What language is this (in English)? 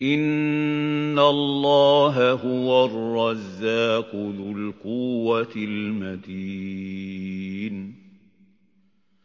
Arabic